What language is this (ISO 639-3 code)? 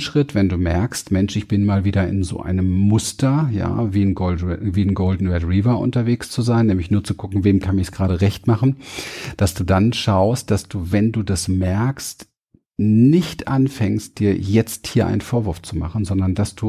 deu